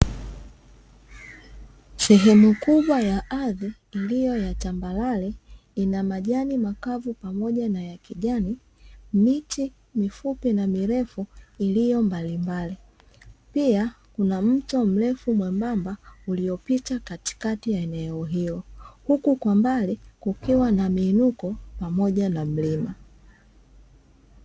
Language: Swahili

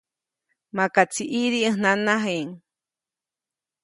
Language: Copainalá Zoque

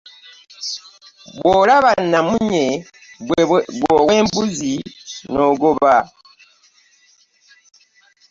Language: Ganda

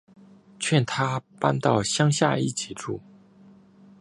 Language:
Chinese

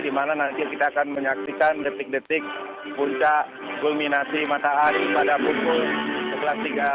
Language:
Indonesian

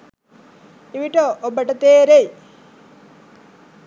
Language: Sinhala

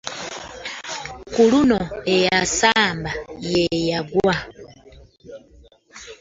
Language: Ganda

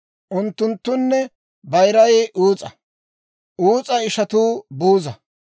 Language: Dawro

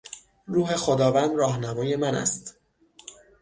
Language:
Persian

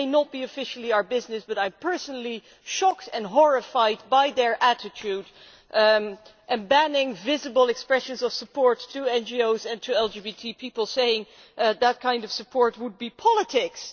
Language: English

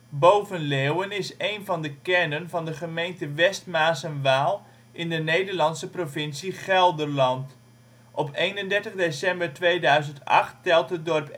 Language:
Dutch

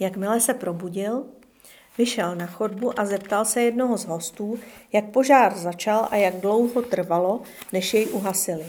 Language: Czech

